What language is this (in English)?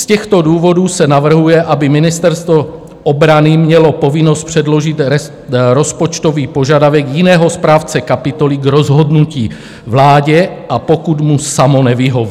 Czech